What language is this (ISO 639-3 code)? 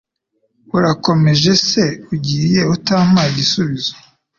kin